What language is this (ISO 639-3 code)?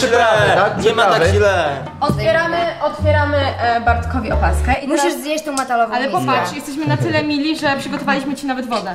pol